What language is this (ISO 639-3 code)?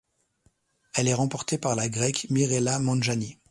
fra